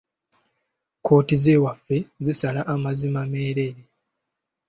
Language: Ganda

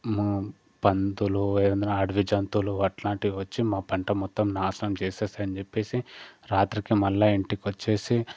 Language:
Telugu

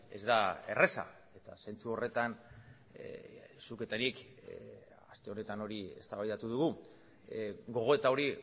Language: Basque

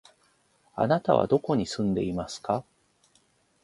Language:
Japanese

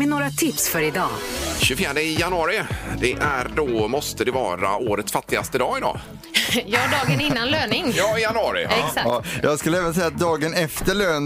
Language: Swedish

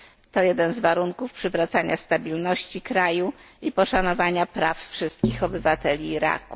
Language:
Polish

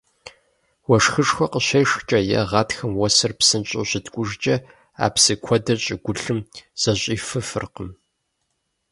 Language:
Kabardian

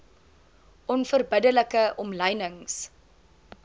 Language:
Afrikaans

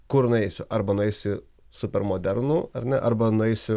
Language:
Lithuanian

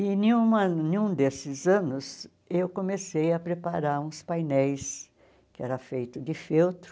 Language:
Portuguese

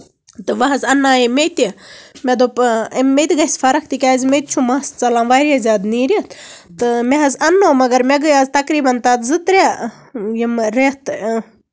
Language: Kashmiri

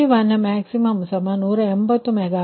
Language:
Kannada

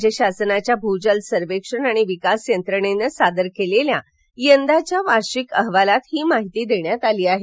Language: Marathi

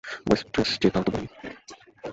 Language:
Bangla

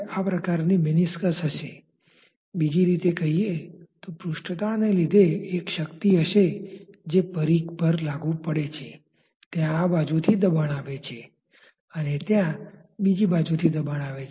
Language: Gujarati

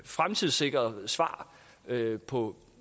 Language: Danish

